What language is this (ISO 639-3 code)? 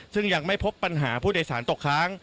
tha